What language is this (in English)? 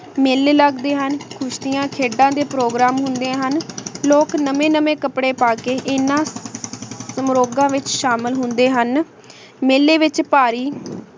Punjabi